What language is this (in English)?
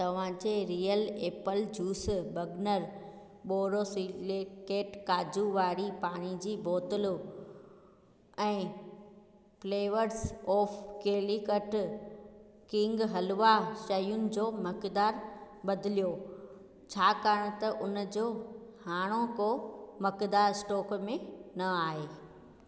Sindhi